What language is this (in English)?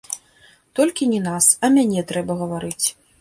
Belarusian